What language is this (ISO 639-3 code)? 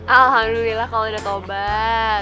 ind